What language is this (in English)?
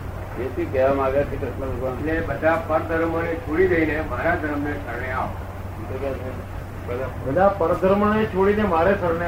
Gujarati